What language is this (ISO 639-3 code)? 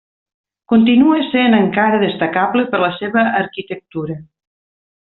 cat